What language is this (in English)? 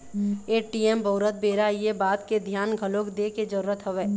Chhattisgarhi